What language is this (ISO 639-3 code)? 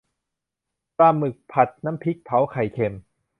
tha